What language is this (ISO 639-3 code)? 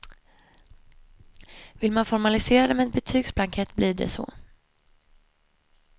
swe